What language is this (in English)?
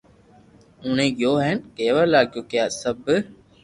Loarki